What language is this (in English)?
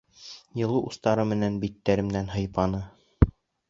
Bashkir